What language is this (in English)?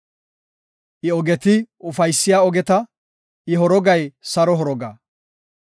Gofa